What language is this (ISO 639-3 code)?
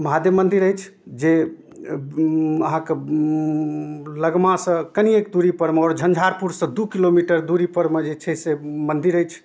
mai